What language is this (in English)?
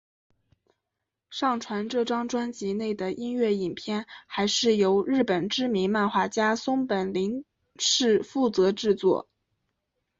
Chinese